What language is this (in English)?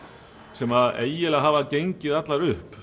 Icelandic